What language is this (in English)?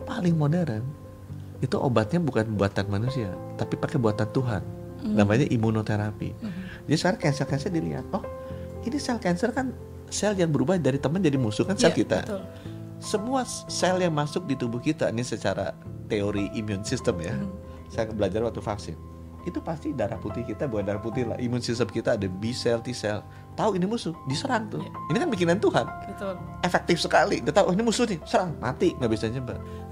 Indonesian